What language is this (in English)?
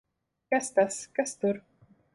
Latvian